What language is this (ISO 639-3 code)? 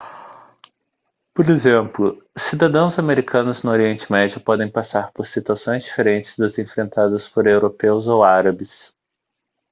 por